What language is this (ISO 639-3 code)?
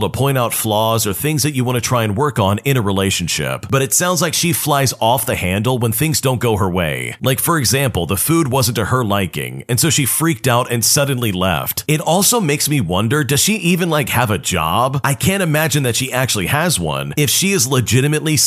eng